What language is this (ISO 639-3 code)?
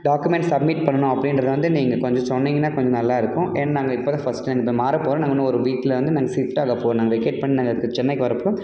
tam